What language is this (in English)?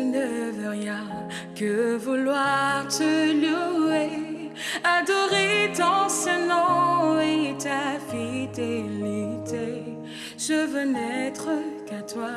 Lingala